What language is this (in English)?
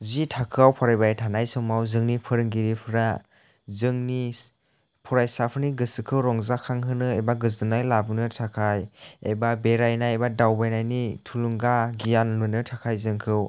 Bodo